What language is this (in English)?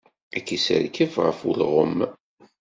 Kabyle